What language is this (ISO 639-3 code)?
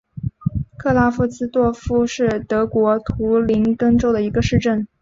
zho